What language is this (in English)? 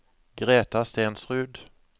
Norwegian